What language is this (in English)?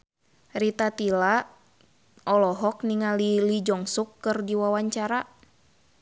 Sundanese